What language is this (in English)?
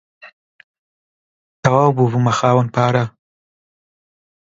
Central Kurdish